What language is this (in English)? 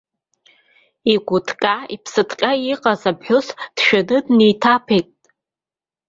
Abkhazian